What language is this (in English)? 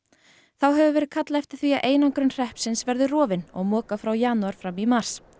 Icelandic